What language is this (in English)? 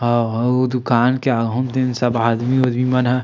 Chhattisgarhi